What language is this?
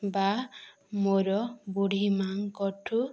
Odia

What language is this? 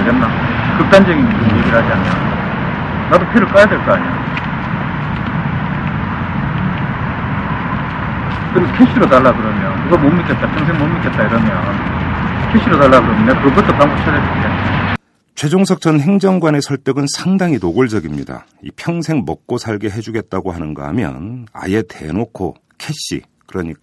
Korean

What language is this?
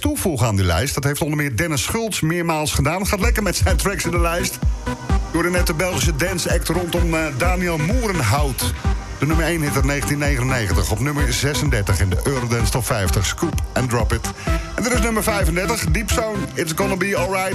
Dutch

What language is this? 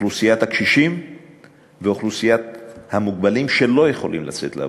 Hebrew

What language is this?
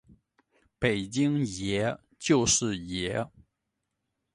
Chinese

